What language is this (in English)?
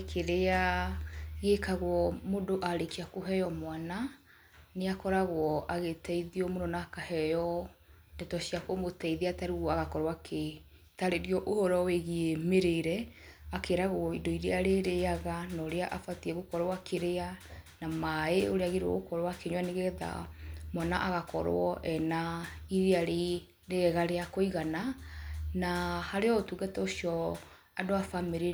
Kikuyu